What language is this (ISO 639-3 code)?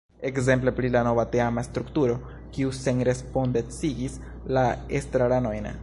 epo